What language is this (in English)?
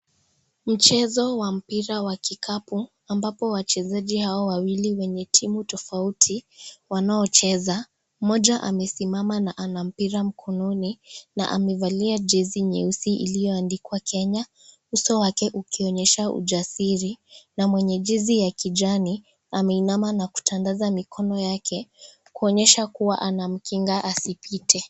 Swahili